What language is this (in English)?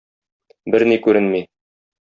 Tatar